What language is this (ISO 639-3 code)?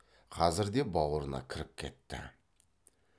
kaz